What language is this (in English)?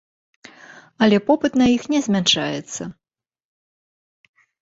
Belarusian